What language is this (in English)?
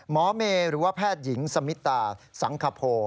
Thai